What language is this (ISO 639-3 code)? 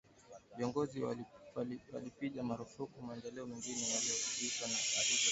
swa